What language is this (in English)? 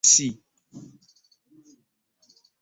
Ganda